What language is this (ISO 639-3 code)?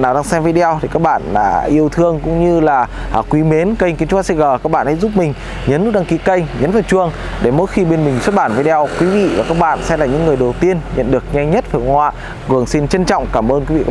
vie